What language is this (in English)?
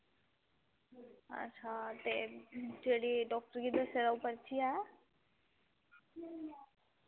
Dogri